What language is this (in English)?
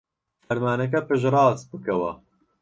Central Kurdish